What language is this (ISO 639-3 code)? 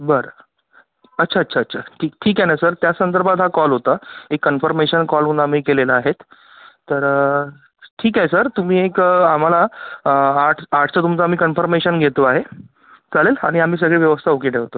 mar